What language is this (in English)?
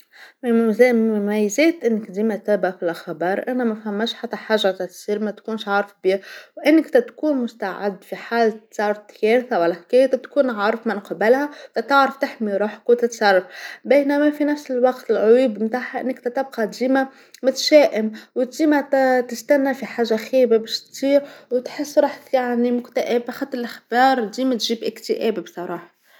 Tunisian Arabic